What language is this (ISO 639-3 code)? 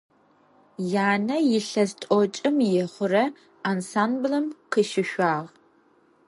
ady